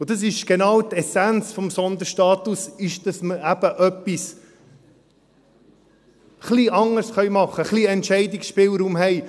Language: Swiss German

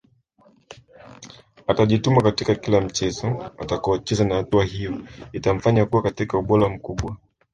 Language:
Swahili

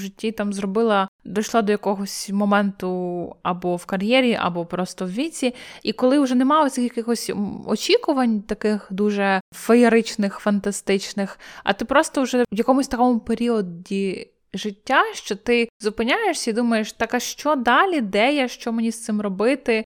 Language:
Ukrainian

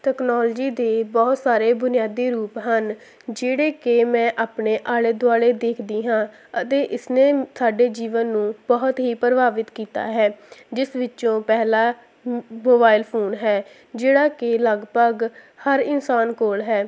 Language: Punjabi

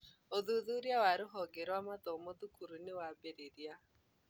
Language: Kikuyu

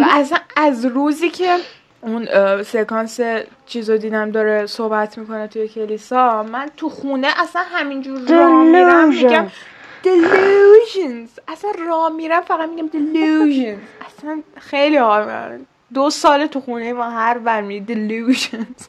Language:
Persian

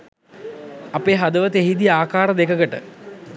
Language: Sinhala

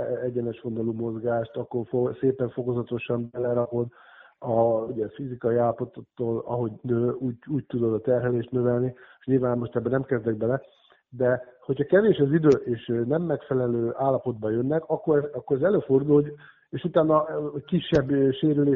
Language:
Hungarian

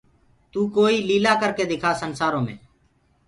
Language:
Gurgula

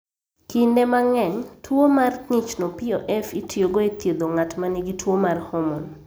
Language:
Luo (Kenya and Tanzania)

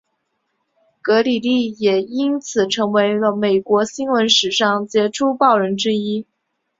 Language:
Chinese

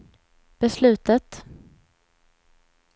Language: Swedish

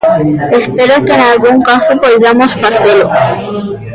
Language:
Galician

